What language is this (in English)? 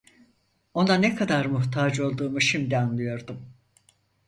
Turkish